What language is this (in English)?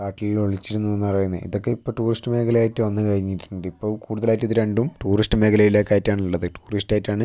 Malayalam